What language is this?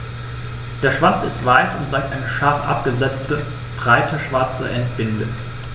German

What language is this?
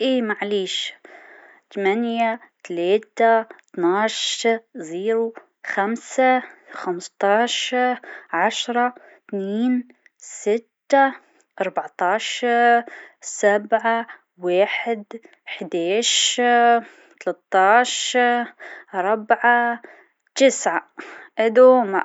Tunisian Arabic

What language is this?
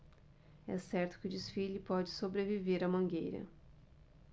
Portuguese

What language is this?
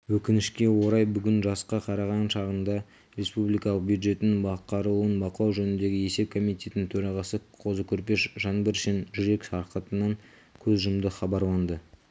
Kazakh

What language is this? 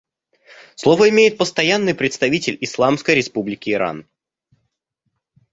Russian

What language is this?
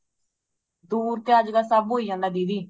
Punjabi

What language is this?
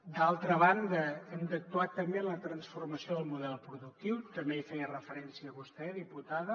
Catalan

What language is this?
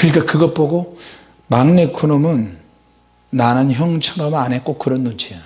Korean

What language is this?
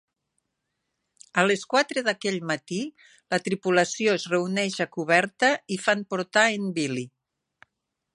Catalan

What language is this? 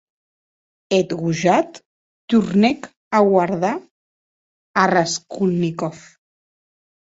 Occitan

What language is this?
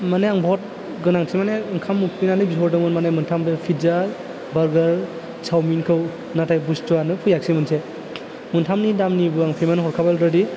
Bodo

